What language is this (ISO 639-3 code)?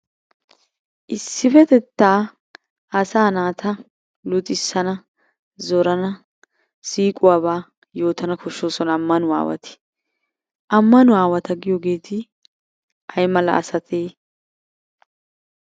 wal